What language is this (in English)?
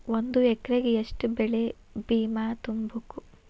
Kannada